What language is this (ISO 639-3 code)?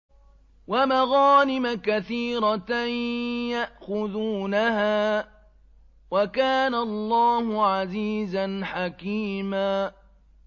ara